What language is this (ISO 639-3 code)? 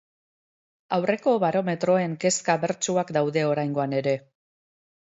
eus